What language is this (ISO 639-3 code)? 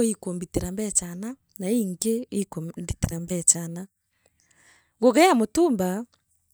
mer